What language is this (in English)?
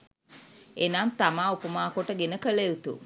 Sinhala